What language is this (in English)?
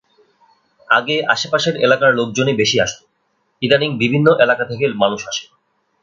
Bangla